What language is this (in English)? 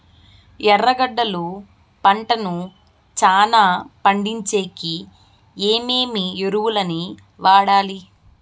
Telugu